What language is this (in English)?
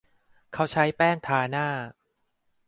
Thai